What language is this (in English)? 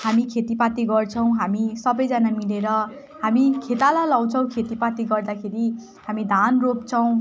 Nepali